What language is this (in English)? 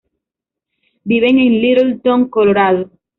Spanish